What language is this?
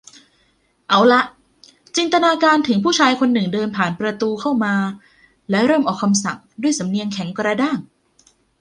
Thai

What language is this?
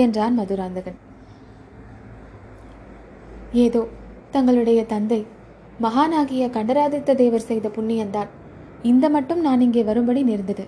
Tamil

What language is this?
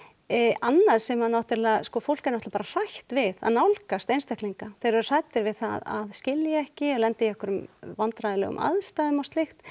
Icelandic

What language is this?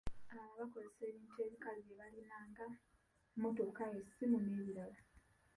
Ganda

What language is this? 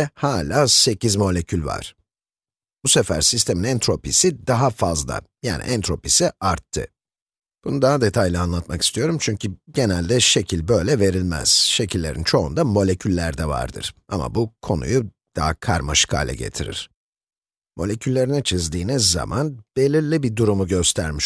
Turkish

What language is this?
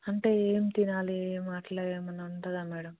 Telugu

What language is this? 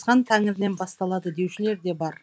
Kazakh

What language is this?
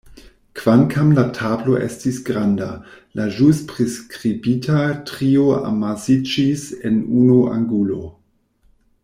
Esperanto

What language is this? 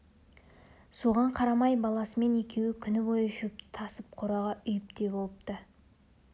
Kazakh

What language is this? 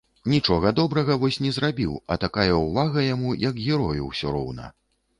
Belarusian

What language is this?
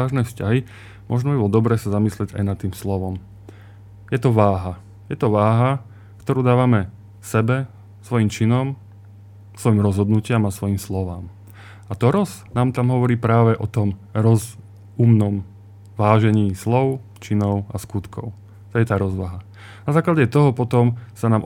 Slovak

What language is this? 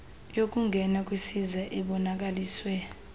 Xhosa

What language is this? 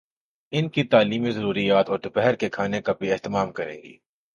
Urdu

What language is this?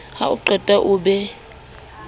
Southern Sotho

